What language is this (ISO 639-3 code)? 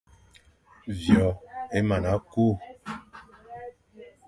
fan